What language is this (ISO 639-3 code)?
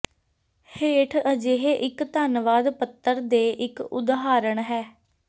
pan